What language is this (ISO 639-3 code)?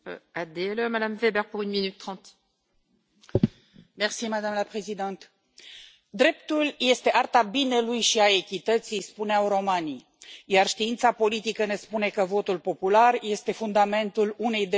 ron